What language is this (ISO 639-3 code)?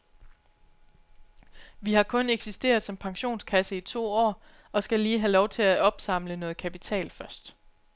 dan